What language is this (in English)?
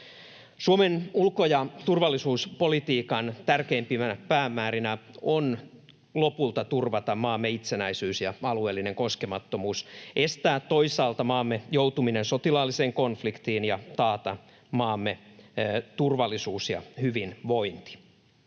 Finnish